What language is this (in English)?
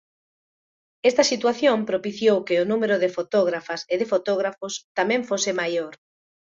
Galician